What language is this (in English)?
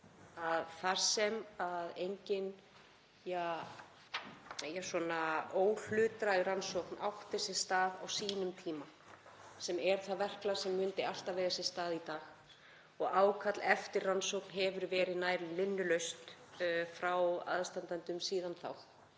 Icelandic